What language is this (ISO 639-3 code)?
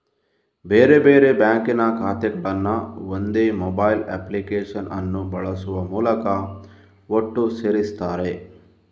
kan